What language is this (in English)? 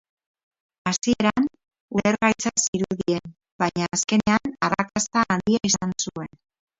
Basque